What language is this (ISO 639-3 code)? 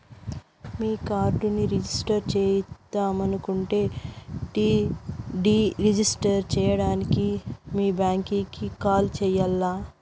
tel